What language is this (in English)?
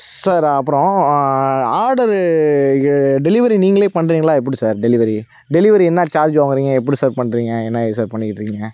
Tamil